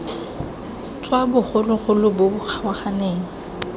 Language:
Tswana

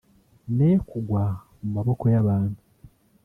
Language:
Kinyarwanda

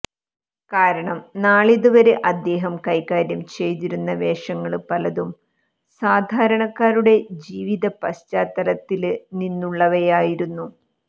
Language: Malayalam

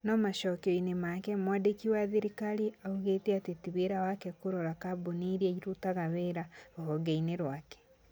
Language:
Kikuyu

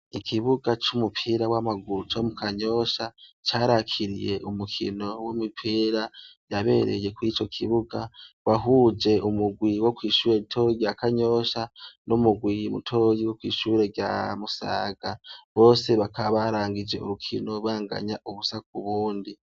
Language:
Rundi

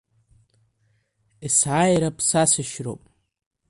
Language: Abkhazian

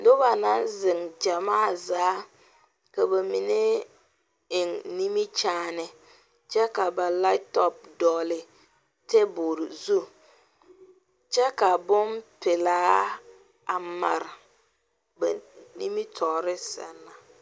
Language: Southern Dagaare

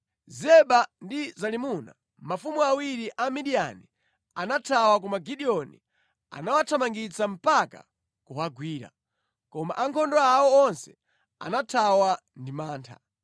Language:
Nyanja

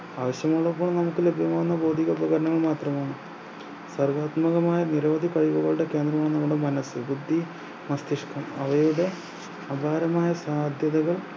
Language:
Malayalam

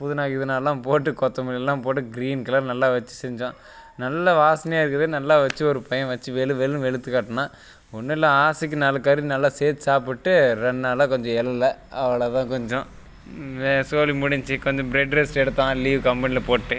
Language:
Tamil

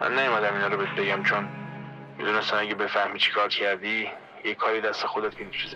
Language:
Persian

